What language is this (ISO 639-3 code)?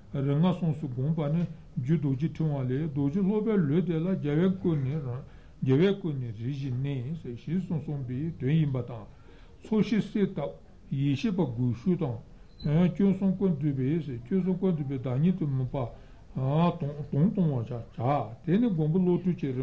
ita